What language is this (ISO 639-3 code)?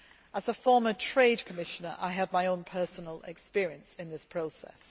eng